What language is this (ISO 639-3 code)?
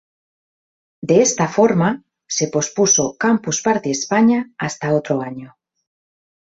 spa